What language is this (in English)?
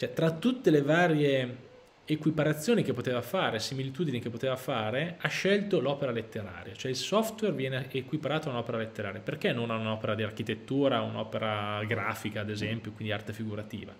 Italian